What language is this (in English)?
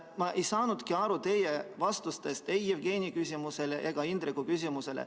Estonian